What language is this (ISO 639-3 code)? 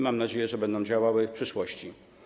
pol